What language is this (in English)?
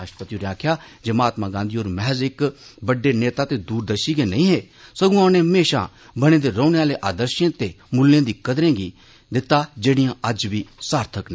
Dogri